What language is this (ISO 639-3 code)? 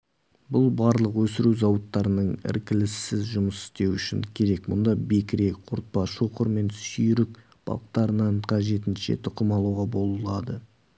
kaz